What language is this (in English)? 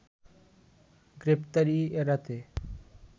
Bangla